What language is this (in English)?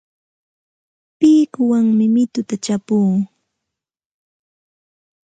Santa Ana de Tusi Pasco Quechua